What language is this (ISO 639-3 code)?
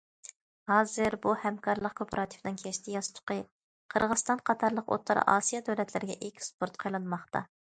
uig